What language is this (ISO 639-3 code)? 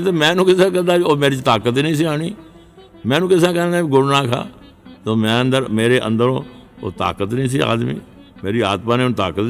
pan